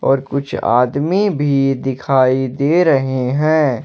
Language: Hindi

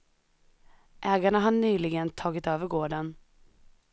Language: Swedish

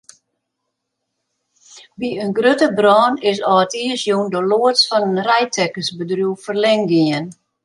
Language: Western Frisian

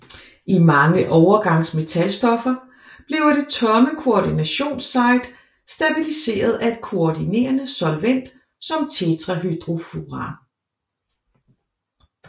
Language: Danish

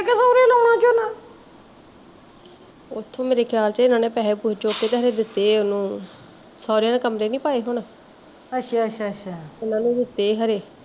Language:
Punjabi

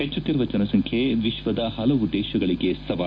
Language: Kannada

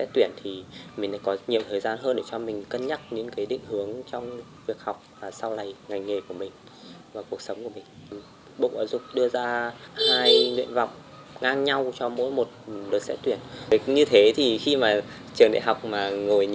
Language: Vietnamese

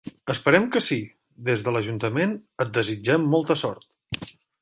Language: Catalan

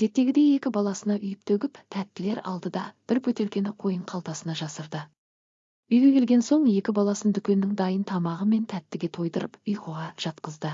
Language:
Turkish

